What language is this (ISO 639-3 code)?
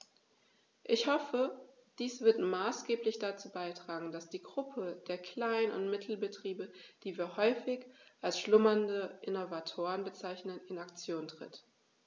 deu